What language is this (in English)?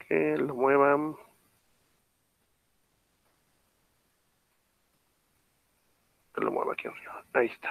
Spanish